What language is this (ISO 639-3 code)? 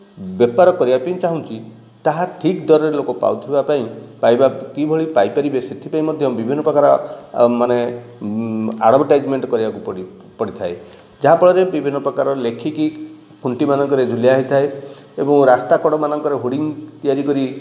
ori